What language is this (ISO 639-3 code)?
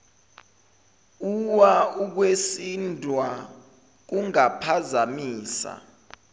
zul